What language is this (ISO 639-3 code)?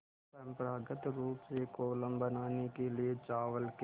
hin